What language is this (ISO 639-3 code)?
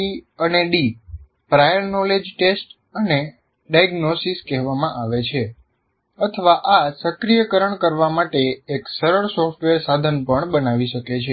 guj